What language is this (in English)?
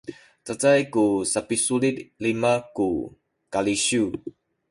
Sakizaya